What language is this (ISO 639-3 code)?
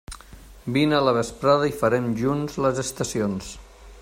cat